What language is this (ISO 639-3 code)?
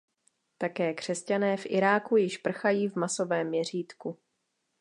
ces